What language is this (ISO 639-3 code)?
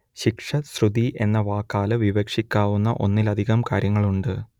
mal